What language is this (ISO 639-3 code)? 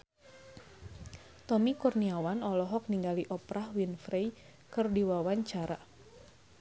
sun